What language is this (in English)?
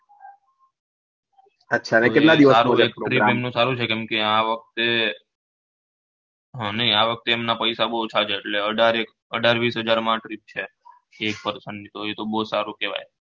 Gujarati